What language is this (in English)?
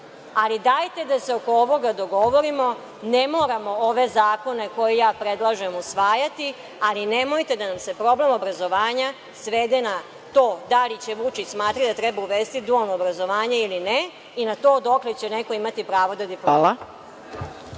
Serbian